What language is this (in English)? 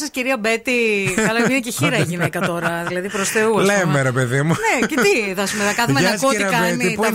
Greek